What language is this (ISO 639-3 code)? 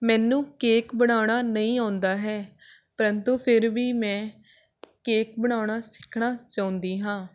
pan